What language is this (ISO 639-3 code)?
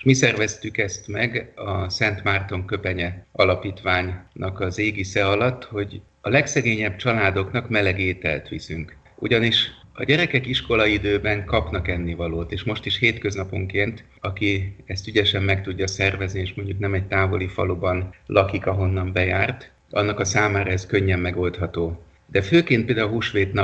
hun